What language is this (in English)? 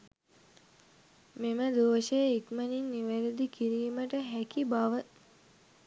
Sinhala